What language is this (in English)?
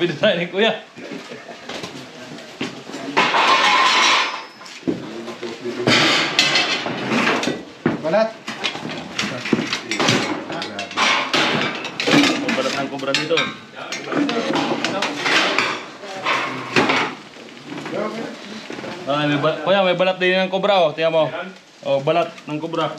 Filipino